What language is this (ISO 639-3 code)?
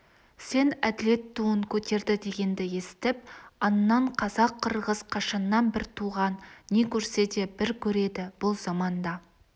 kaz